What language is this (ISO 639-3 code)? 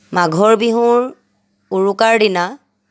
asm